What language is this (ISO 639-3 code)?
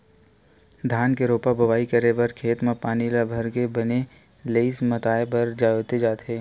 hne